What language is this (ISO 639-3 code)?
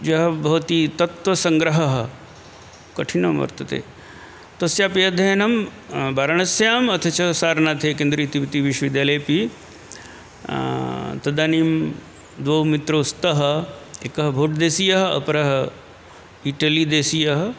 san